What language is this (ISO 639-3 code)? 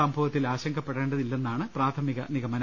mal